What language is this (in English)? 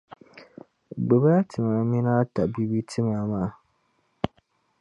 Dagbani